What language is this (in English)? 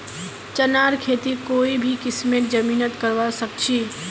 Magahi